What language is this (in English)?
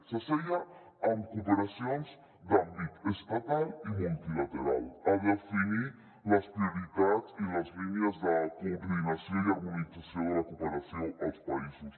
Catalan